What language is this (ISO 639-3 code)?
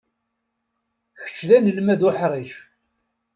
kab